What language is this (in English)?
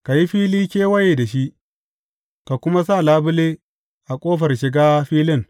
Hausa